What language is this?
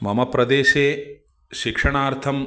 Sanskrit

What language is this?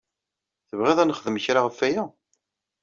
Kabyle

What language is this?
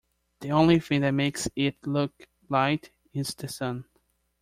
English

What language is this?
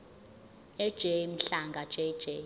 Zulu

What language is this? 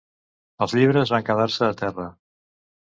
Catalan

